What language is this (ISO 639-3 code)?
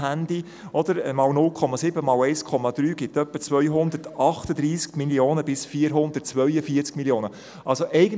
gsw